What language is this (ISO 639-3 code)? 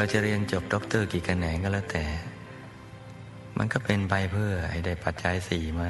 tha